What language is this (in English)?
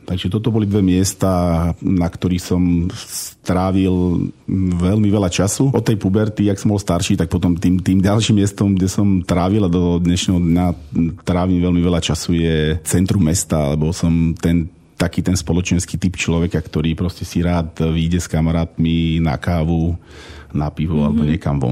Slovak